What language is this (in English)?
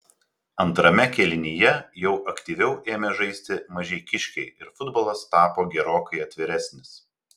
Lithuanian